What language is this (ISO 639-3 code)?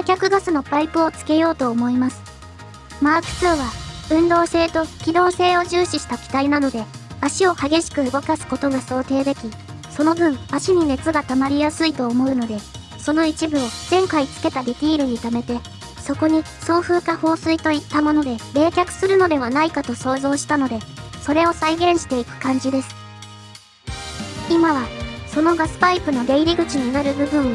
jpn